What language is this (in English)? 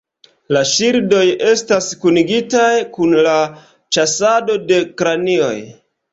Esperanto